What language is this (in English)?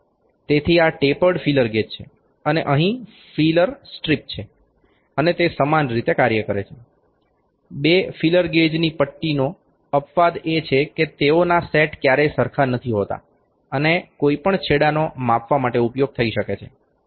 Gujarati